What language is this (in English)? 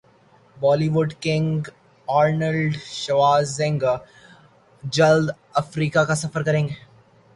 Urdu